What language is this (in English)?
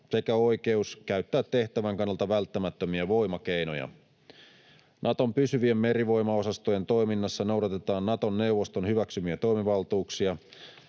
Finnish